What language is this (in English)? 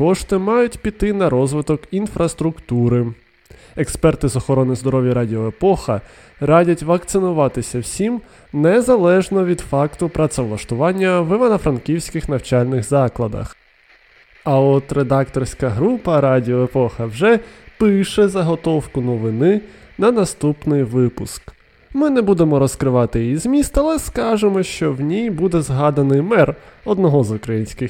Ukrainian